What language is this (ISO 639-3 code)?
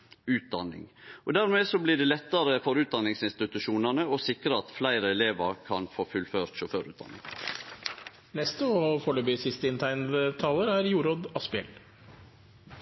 nor